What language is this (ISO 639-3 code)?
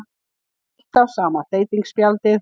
isl